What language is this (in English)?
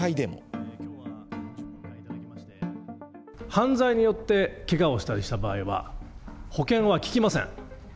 Japanese